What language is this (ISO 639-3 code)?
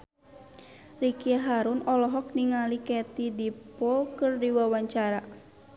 sun